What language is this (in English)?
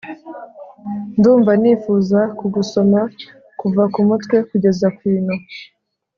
Kinyarwanda